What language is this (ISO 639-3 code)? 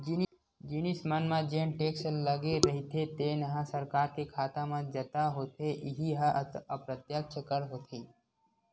hne